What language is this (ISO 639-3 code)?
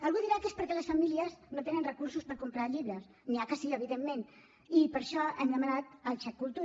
cat